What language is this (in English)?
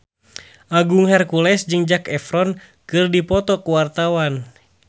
Sundanese